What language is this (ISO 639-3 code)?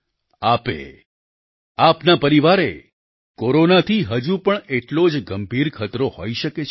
guj